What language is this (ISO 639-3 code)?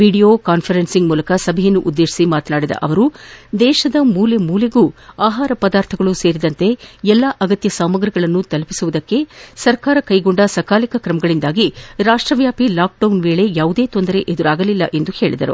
kan